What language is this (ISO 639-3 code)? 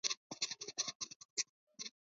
kat